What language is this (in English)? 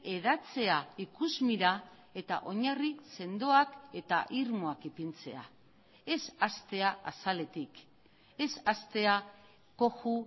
Basque